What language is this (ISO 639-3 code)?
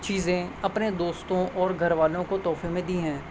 urd